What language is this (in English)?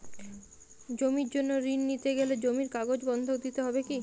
Bangla